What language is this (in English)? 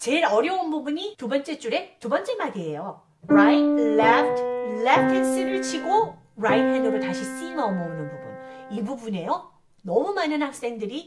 Korean